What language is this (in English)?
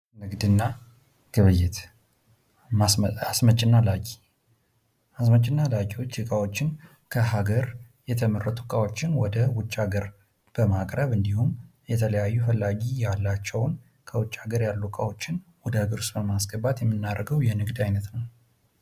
Amharic